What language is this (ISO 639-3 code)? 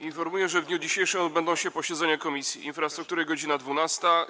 pol